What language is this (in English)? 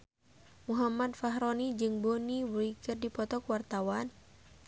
Sundanese